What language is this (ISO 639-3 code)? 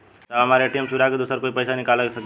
bho